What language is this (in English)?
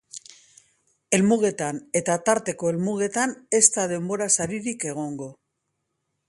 Basque